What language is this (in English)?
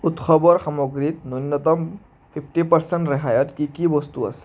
Assamese